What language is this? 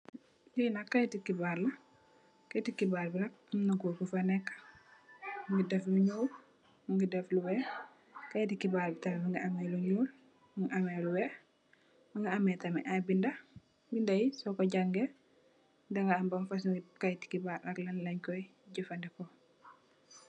Wolof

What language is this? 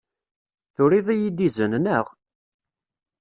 Kabyle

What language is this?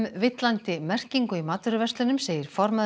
Icelandic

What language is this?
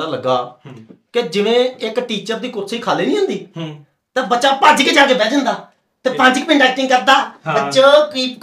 Punjabi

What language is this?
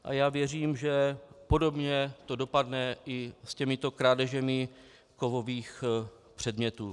Czech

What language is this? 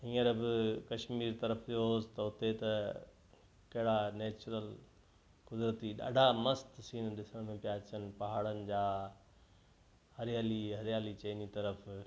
Sindhi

